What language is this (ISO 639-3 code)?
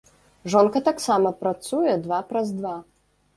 bel